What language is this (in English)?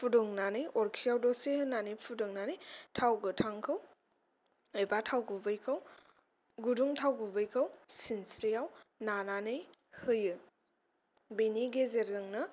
Bodo